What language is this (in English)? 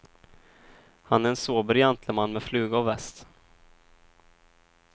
Swedish